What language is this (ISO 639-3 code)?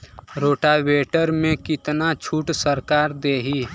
bho